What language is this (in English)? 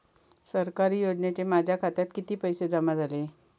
Marathi